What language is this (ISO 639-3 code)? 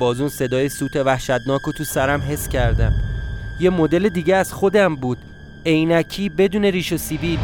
fas